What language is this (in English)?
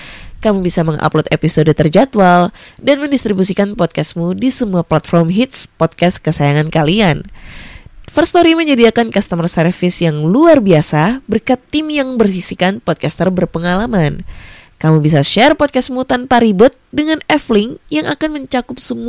Indonesian